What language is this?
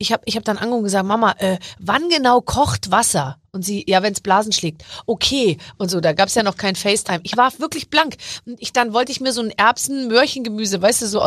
German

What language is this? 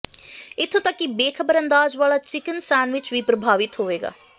Punjabi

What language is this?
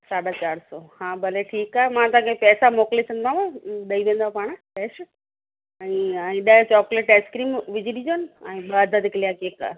Sindhi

